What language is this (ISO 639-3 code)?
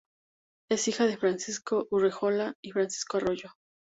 spa